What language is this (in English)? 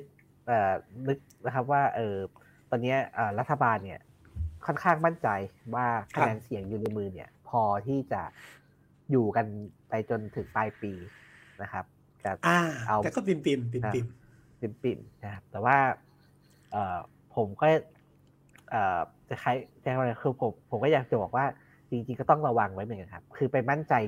Thai